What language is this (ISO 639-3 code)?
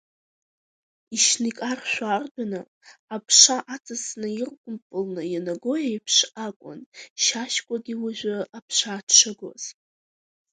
abk